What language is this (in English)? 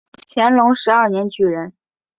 Chinese